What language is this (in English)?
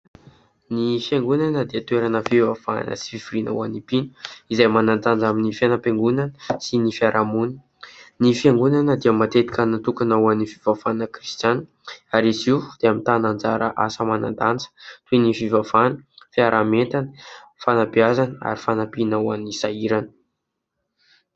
Malagasy